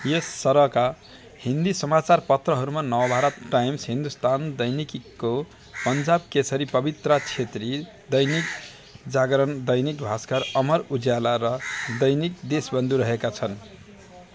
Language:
Nepali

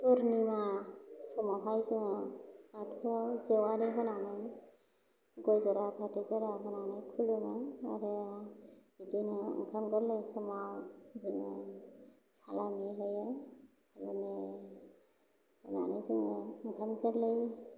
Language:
Bodo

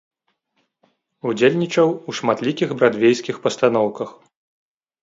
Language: Belarusian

